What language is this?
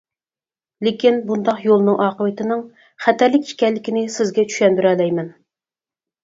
Uyghur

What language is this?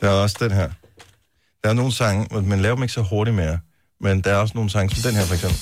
Danish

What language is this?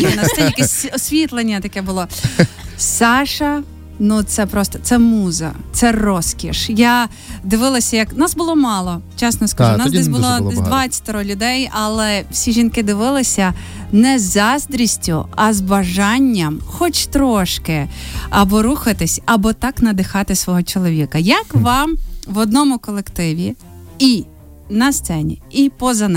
Ukrainian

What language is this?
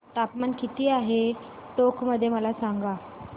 Marathi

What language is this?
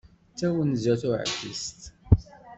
Kabyle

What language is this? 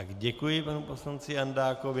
Czech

